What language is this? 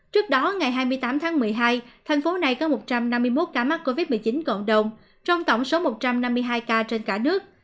Vietnamese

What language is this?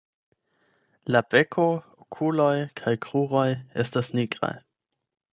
Esperanto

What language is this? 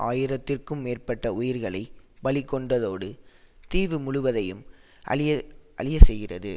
Tamil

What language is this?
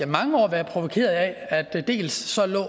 Danish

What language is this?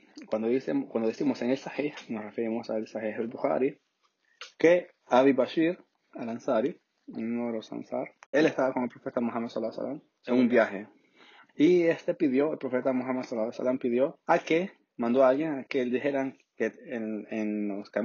Spanish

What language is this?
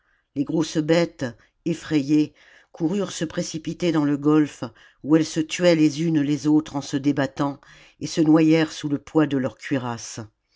French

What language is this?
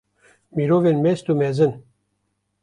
Kurdish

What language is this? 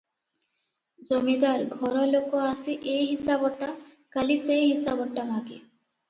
Odia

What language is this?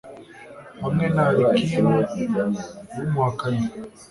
Kinyarwanda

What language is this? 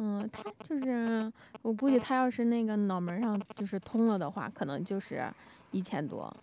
Chinese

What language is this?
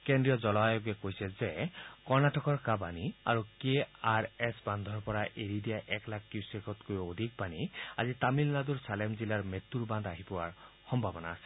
Assamese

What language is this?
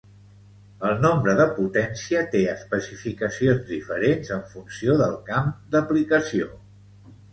Catalan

